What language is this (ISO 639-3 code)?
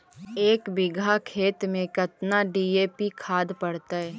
mag